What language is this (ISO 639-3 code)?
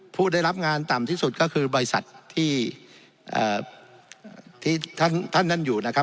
tha